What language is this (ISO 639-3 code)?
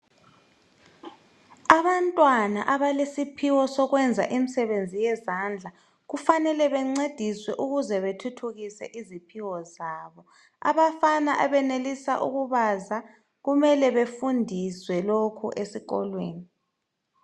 nde